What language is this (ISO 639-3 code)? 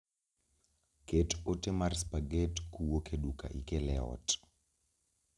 luo